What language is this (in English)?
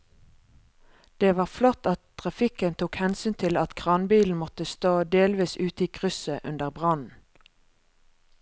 Norwegian